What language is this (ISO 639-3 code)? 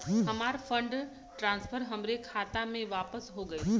bho